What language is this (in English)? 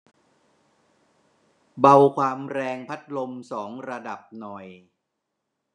Thai